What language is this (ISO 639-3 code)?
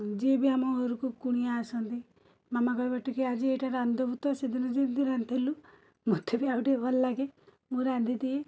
ori